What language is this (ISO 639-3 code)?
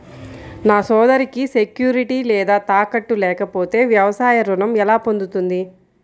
tel